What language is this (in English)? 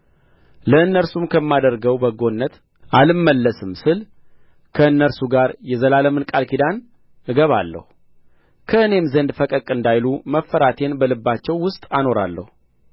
Amharic